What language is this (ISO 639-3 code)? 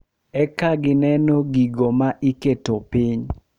luo